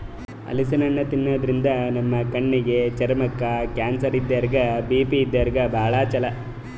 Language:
Kannada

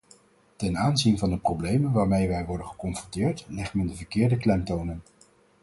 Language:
Dutch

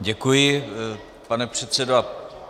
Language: Czech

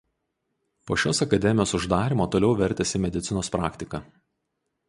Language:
Lithuanian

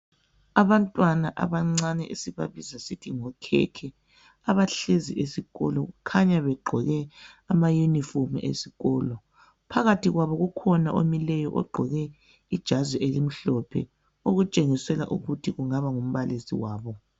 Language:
North Ndebele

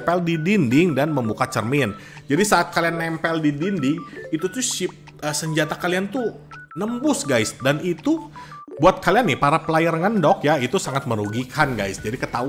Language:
Indonesian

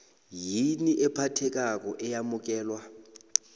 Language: South Ndebele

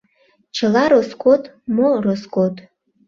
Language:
Mari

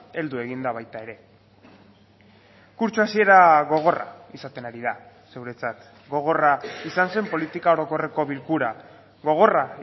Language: Basque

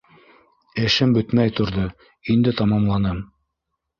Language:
Bashkir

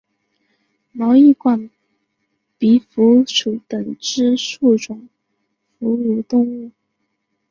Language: Chinese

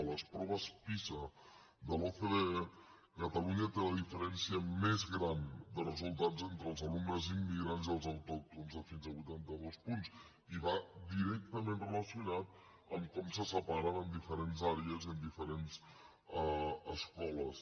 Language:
Catalan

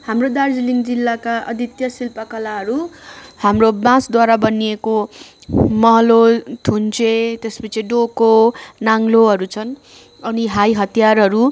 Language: Nepali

